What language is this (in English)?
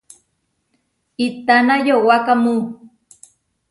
Huarijio